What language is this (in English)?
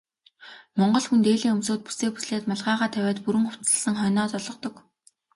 Mongolian